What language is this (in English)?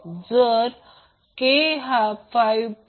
Marathi